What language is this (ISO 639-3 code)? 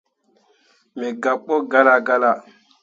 mua